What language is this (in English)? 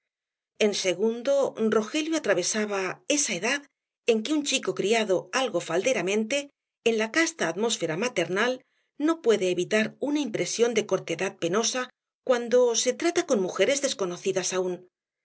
Spanish